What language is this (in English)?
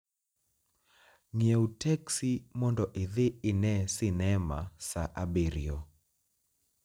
Luo (Kenya and Tanzania)